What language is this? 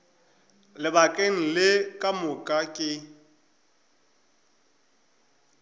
Northern Sotho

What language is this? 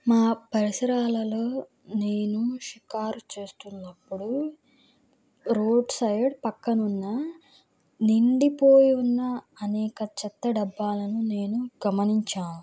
Telugu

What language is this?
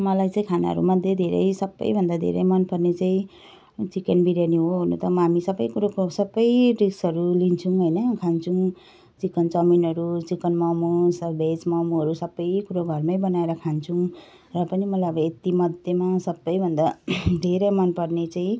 Nepali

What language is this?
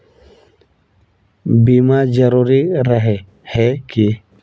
Magahi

